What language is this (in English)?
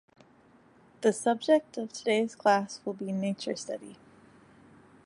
English